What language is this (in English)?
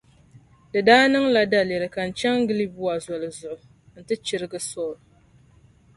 Dagbani